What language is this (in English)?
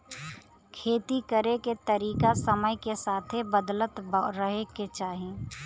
Bhojpuri